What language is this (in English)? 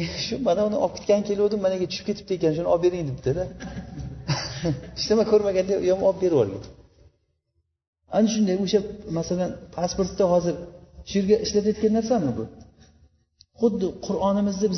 Bulgarian